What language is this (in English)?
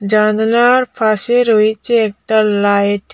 Bangla